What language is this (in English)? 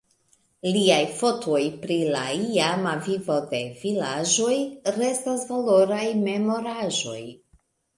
Esperanto